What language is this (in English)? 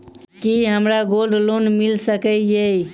Maithili